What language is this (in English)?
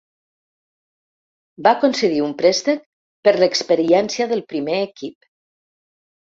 Catalan